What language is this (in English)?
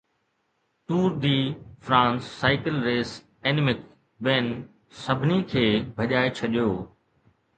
Sindhi